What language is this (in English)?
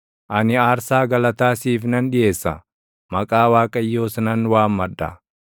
Oromo